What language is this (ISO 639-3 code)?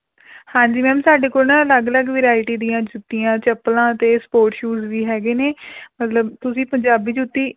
pan